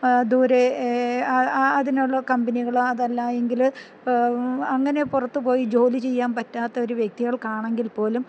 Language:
Malayalam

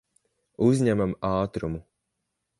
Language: Latvian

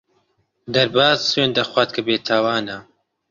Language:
Central Kurdish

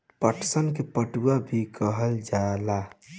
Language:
Bhojpuri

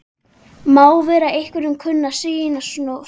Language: Icelandic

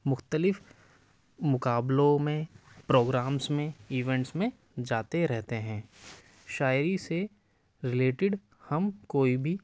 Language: Urdu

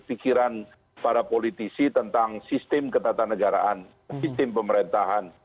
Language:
Indonesian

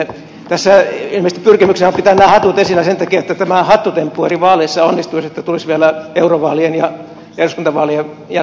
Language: Finnish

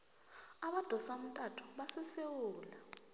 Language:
South Ndebele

